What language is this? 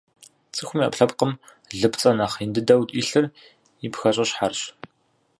Kabardian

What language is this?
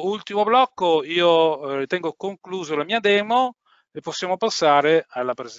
Italian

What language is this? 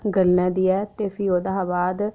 Dogri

